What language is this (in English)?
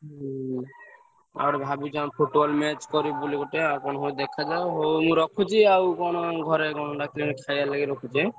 Odia